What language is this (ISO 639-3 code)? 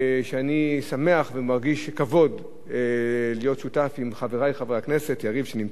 heb